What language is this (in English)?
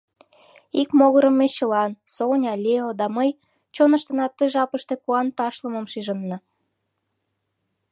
Mari